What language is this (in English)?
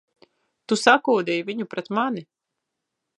Latvian